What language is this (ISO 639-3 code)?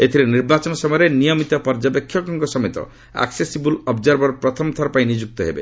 ori